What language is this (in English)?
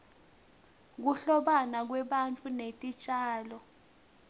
Swati